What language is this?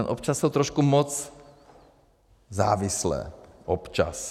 Czech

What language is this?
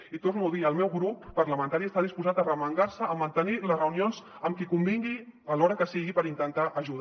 Catalan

